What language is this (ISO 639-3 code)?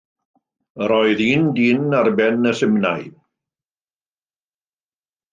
cym